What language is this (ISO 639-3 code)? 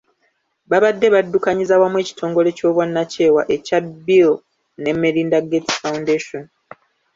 lug